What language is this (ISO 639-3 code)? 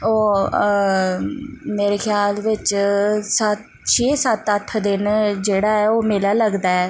doi